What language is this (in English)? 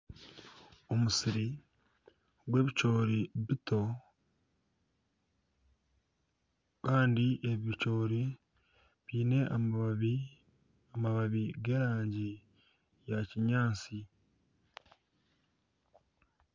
Nyankole